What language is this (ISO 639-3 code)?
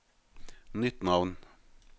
nor